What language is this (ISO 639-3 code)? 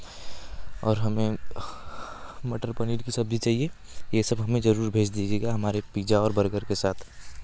hin